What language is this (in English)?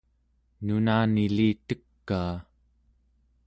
Central Yupik